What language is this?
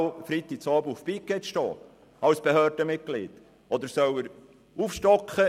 Swiss German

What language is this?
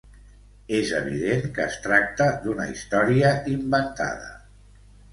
Catalan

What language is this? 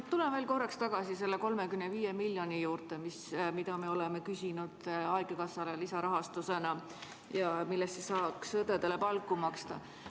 Estonian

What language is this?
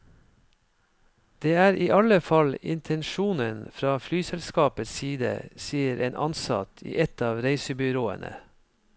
Norwegian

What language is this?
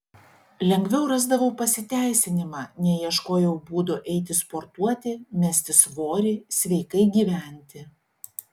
Lithuanian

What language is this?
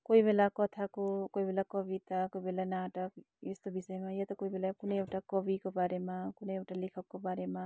Nepali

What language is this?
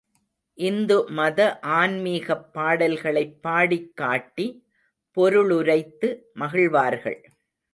Tamil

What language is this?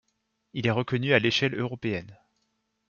French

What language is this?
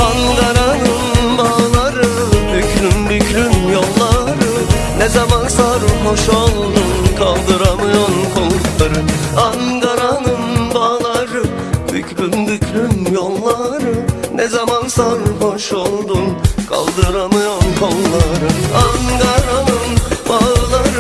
Turkish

